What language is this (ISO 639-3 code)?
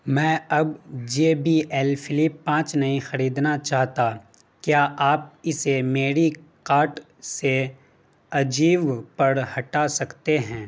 urd